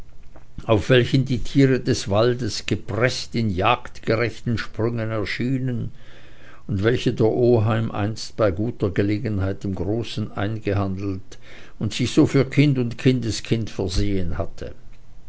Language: German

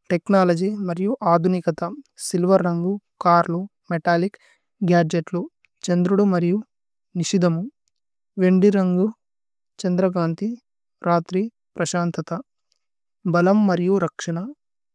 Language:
Tulu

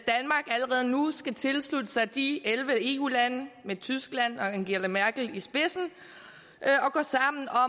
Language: Danish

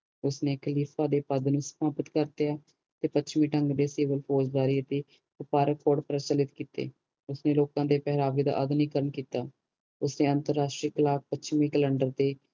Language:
Punjabi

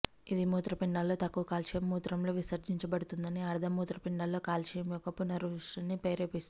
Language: Telugu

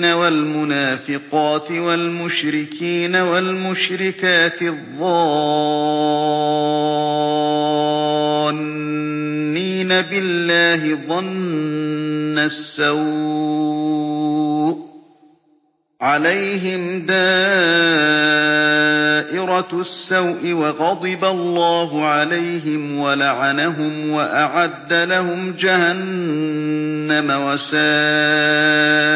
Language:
Arabic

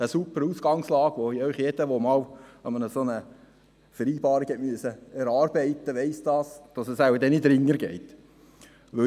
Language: Swiss German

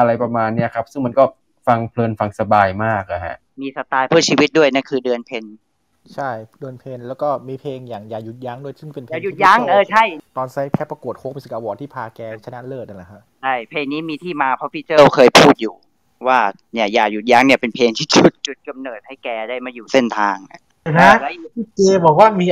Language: Thai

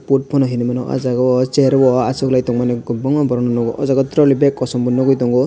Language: Kok Borok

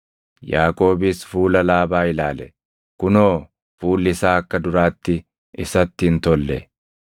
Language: Oromo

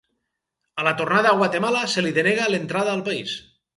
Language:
Catalan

